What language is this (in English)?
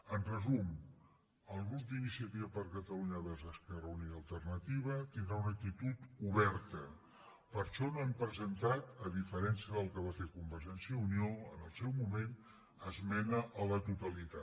Catalan